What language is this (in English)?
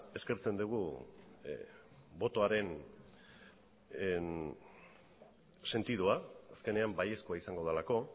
Basque